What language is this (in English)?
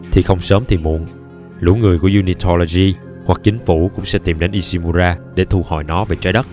Vietnamese